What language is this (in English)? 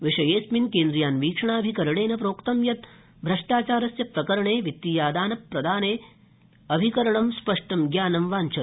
Sanskrit